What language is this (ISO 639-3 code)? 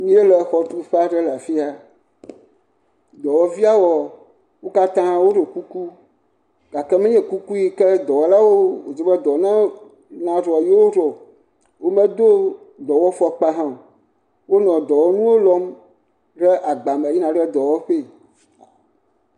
ewe